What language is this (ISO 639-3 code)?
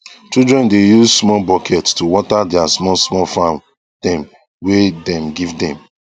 pcm